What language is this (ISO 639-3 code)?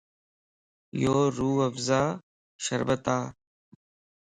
lss